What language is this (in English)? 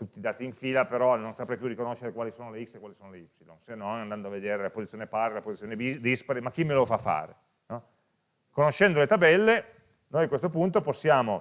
Italian